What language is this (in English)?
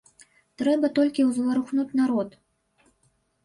Belarusian